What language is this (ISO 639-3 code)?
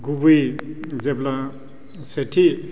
brx